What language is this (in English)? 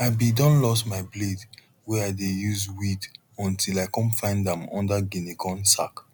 Nigerian Pidgin